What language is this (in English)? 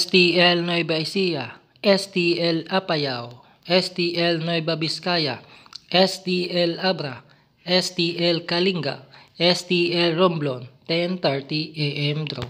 Filipino